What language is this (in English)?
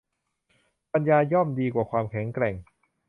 Thai